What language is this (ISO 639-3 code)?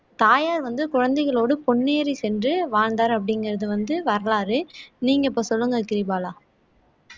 tam